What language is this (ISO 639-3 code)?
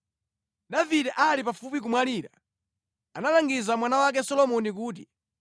nya